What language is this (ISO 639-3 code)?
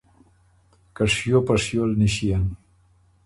oru